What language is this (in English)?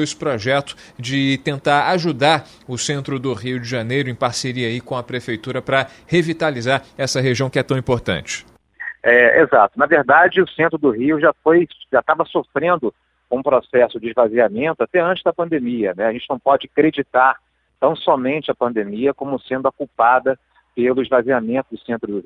Portuguese